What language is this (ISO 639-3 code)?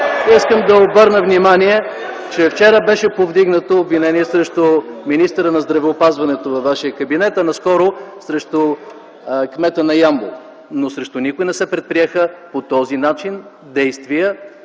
bul